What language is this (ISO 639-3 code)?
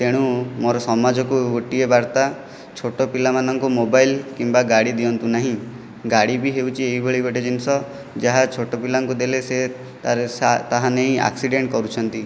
ori